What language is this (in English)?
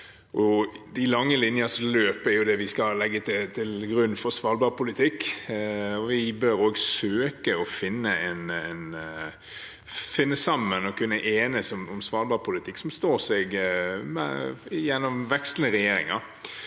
Norwegian